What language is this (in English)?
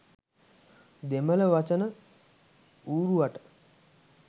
Sinhala